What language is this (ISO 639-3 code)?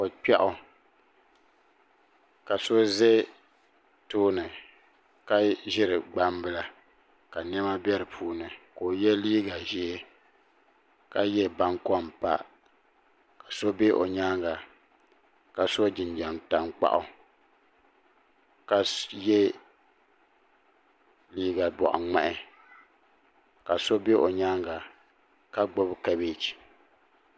dag